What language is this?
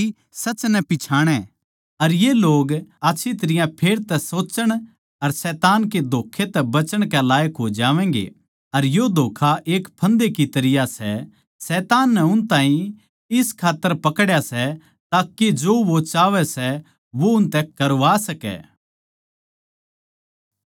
Haryanvi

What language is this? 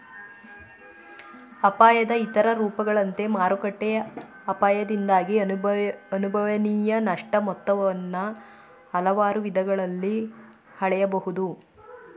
Kannada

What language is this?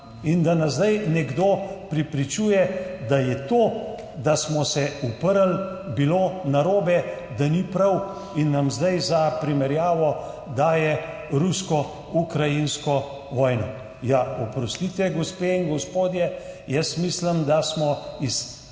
Slovenian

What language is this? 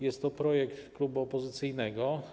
Polish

